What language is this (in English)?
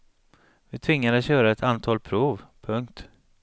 Swedish